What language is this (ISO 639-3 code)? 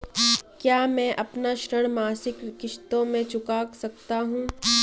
hin